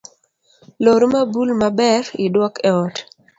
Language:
Luo (Kenya and Tanzania)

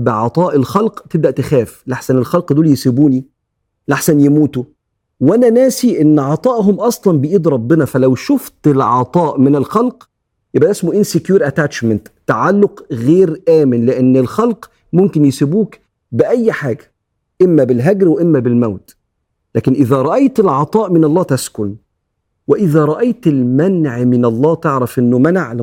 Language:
Arabic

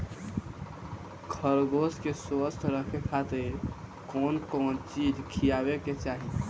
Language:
Bhojpuri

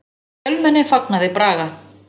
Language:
Icelandic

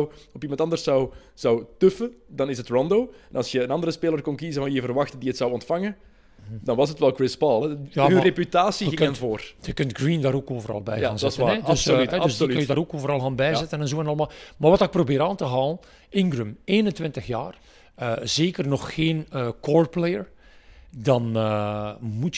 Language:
Dutch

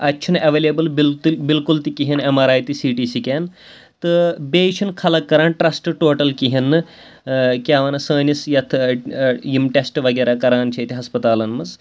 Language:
Kashmiri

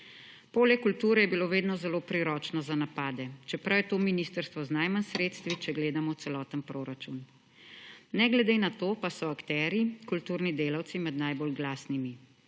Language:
Slovenian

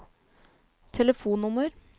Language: Norwegian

